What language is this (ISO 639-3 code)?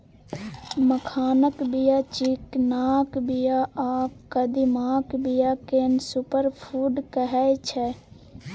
mai